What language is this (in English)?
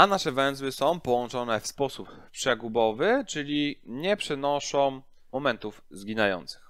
Polish